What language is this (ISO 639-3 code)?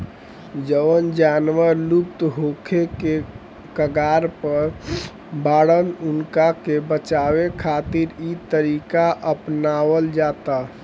bho